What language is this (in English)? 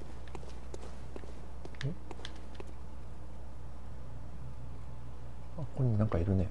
Japanese